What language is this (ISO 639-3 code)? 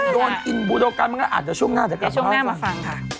tha